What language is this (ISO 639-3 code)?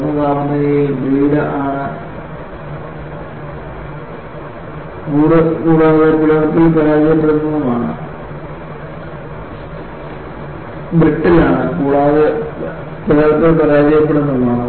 mal